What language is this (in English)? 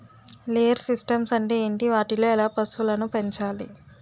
Telugu